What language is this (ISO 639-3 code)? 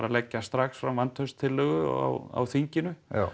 isl